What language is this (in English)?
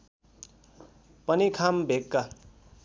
Nepali